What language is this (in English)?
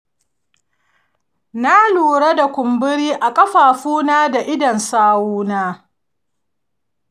Hausa